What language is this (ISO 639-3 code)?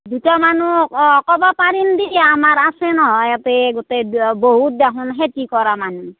asm